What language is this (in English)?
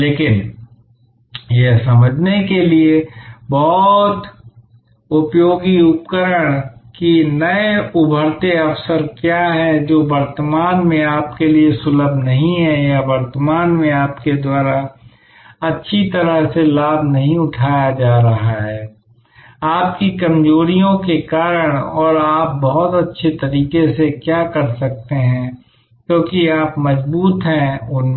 Hindi